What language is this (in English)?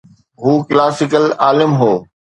Sindhi